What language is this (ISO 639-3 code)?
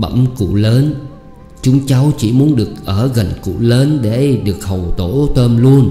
vie